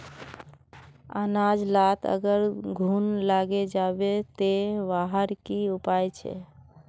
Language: Magahi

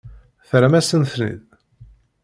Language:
Kabyle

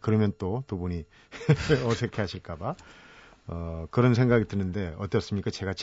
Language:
Korean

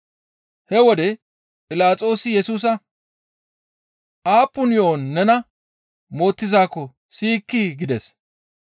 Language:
Gamo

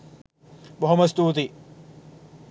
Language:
Sinhala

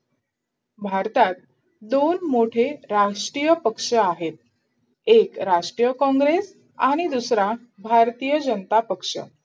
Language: Marathi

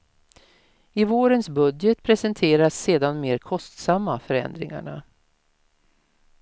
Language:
Swedish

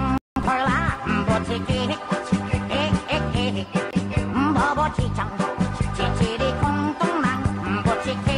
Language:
Thai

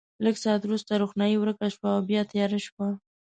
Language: Pashto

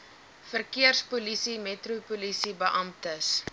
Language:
Afrikaans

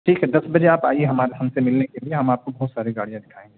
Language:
Urdu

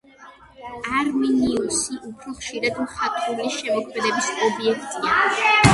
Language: Georgian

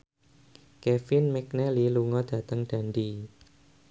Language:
Javanese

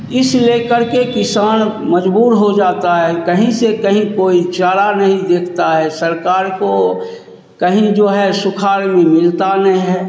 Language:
Hindi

